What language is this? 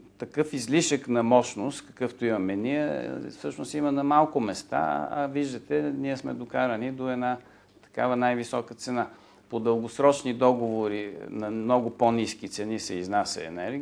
Bulgarian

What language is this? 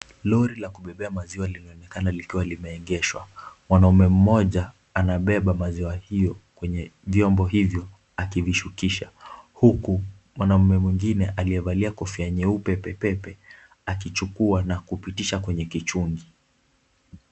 Swahili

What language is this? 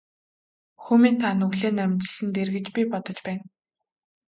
Mongolian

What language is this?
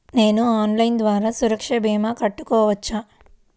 Telugu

